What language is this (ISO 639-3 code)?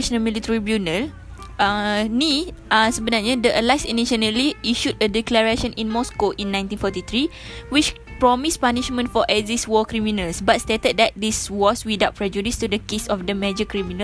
msa